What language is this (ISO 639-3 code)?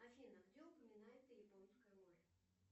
rus